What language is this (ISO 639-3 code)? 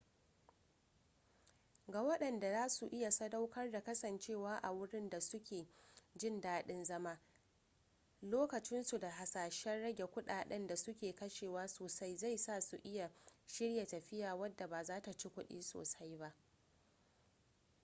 hau